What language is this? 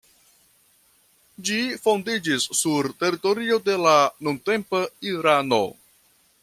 Esperanto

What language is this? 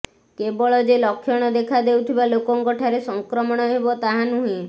Odia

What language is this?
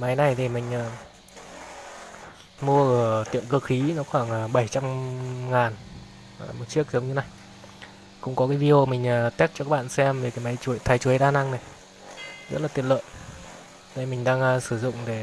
Vietnamese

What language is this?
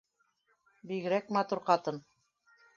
Bashkir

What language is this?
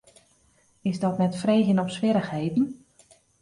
Western Frisian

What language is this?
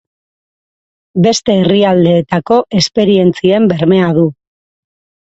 Basque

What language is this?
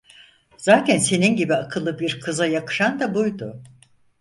Turkish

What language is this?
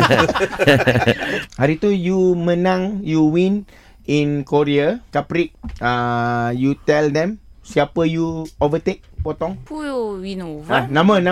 Malay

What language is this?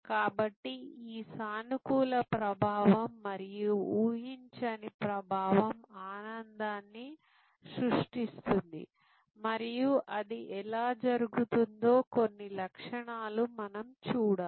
Telugu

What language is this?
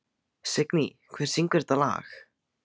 Icelandic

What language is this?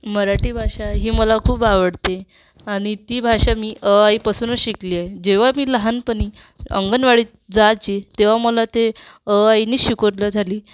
Marathi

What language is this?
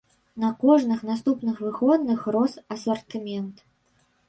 Belarusian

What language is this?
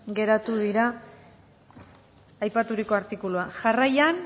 Basque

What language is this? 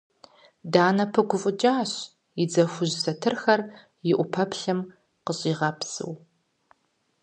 Kabardian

